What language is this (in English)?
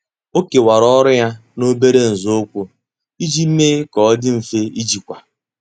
Igbo